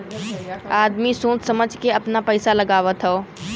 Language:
Bhojpuri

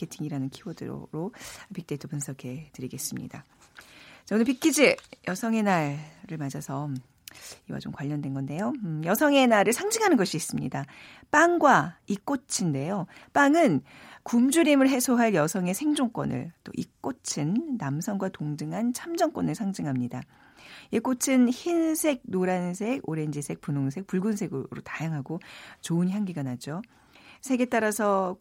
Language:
Korean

